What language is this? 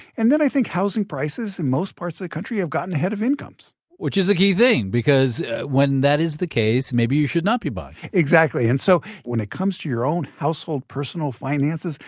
English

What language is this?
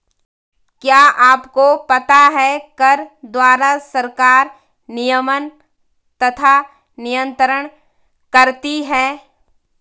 Hindi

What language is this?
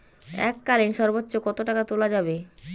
Bangla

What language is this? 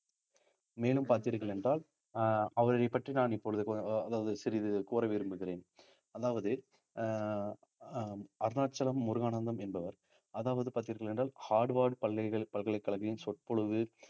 Tamil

